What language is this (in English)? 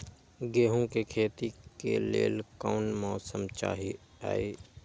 Magahi